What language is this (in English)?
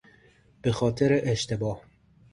Persian